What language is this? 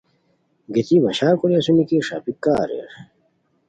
Khowar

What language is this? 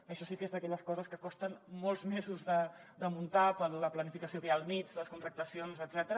Catalan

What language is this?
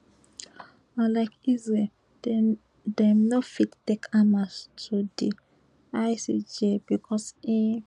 Nigerian Pidgin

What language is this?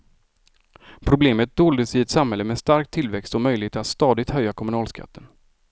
Swedish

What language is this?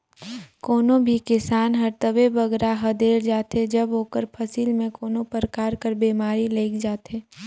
Chhattisgarhi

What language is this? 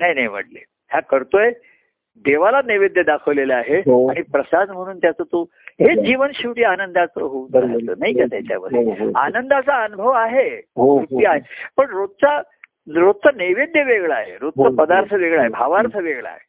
Marathi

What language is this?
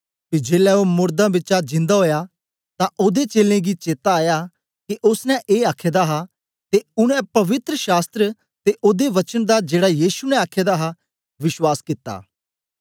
Dogri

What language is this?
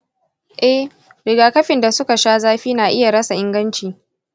Hausa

